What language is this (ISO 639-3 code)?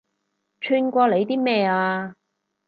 yue